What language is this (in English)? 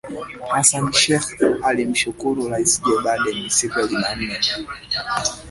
Swahili